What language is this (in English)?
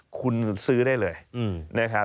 Thai